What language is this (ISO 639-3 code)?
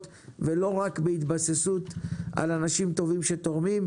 heb